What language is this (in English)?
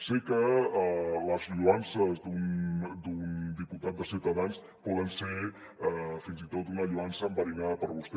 Catalan